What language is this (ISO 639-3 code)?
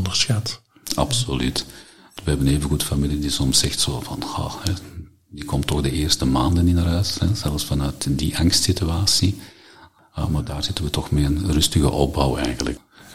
nld